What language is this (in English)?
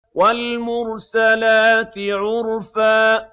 Arabic